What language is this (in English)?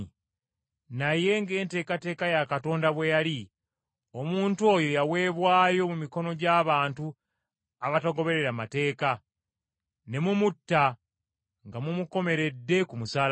Ganda